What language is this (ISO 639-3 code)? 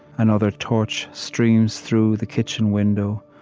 eng